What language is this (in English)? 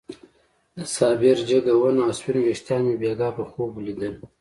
Pashto